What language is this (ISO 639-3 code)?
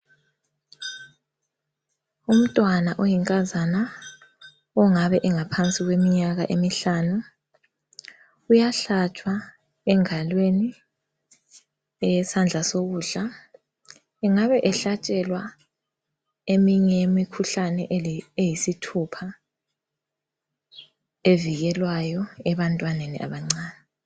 nde